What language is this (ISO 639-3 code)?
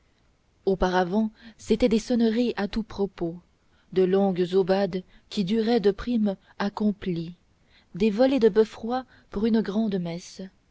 fra